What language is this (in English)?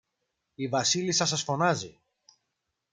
Greek